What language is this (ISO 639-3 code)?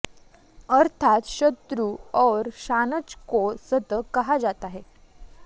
san